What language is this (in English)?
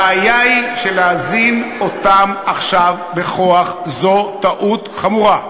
Hebrew